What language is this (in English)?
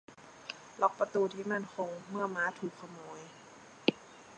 Thai